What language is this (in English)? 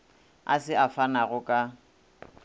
Northern Sotho